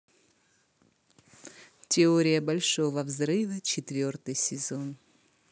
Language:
Russian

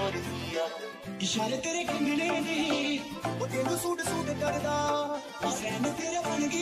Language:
Arabic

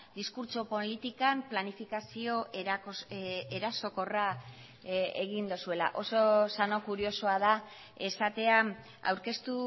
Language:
Basque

